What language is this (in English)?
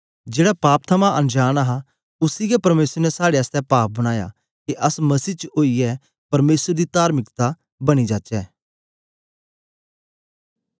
Dogri